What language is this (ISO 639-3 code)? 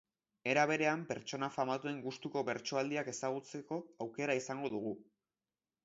eus